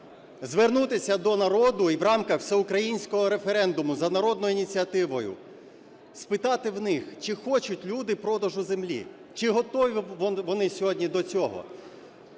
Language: Ukrainian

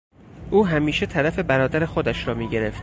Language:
Persian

